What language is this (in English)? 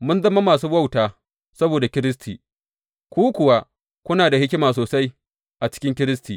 Hausa